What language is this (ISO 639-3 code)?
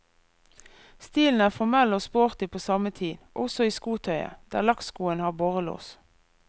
nor